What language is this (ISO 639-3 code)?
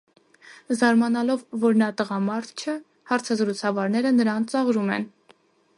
hye